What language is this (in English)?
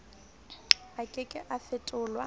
Southern Sotho